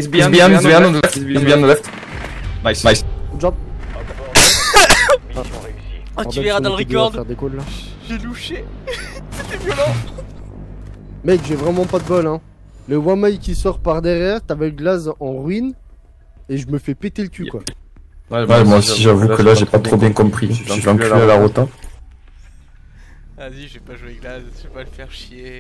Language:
French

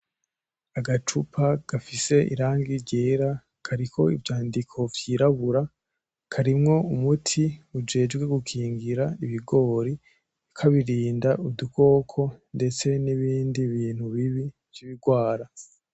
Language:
Rundi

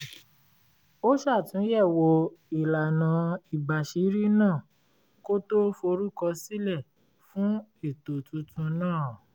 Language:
Yoruba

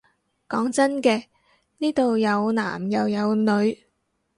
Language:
Cantonese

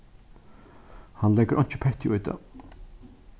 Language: Faroese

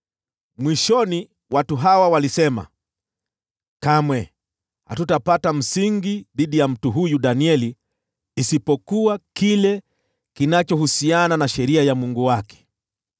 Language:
Swahili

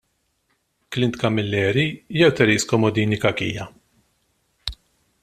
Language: Maltese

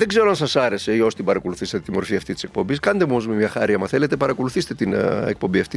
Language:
Greek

